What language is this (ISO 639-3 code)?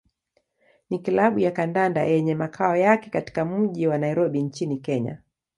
swa